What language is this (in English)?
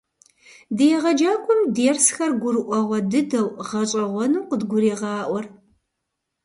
Kabardian